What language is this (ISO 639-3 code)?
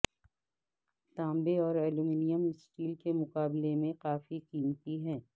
urd